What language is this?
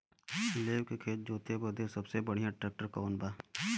Bhojpuri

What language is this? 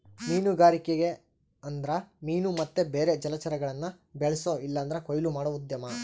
Kannada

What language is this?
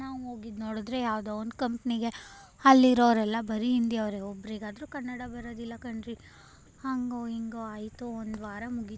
Kannada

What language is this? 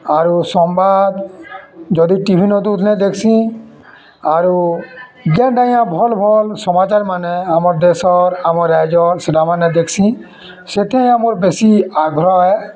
Odia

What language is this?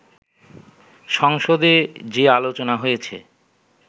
Bangla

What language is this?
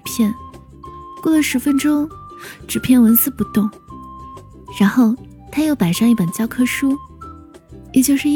Chinese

